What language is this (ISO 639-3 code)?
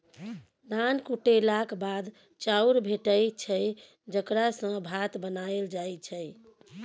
mai